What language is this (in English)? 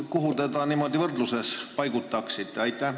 Estonian